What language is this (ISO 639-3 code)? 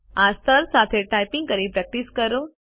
guj